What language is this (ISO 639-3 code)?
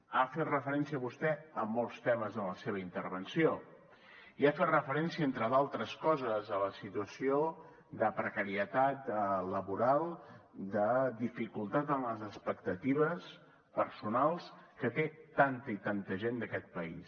cat